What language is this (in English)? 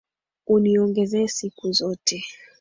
Swahili